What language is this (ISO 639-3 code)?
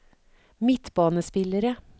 nor